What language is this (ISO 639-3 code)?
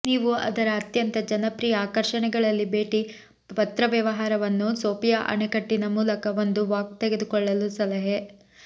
kan